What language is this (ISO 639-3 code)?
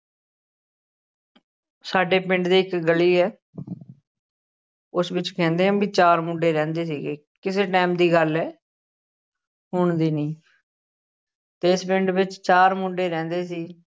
pan